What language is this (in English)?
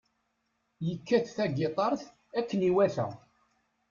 Kabyle